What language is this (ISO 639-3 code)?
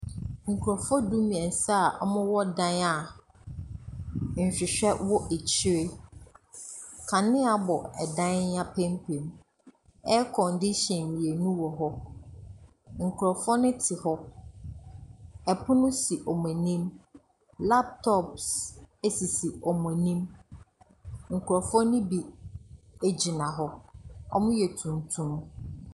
aka